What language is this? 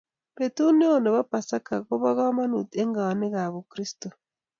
Kalenjin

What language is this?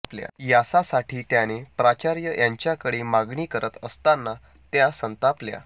Marathi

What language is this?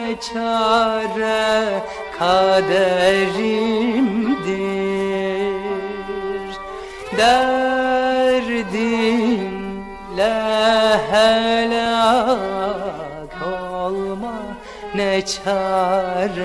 Arabic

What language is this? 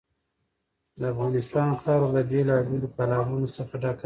Pashto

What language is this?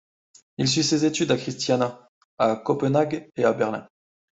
French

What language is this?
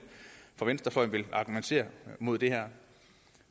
Danish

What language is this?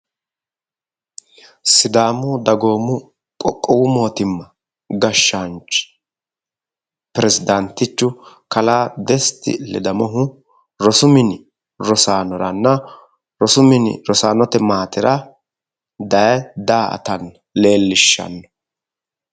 Sidamo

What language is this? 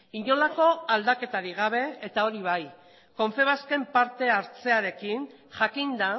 Basque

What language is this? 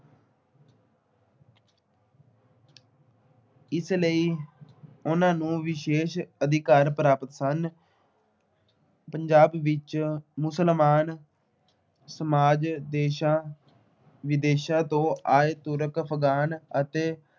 Punjabi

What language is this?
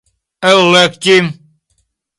Esperanto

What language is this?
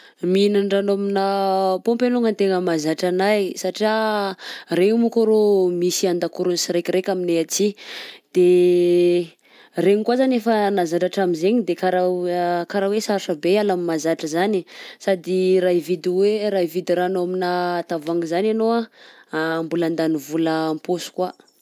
Southern Betsimisaraka Malagasy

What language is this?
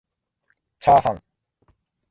Japanese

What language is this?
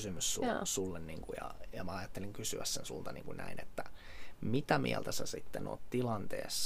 Finnish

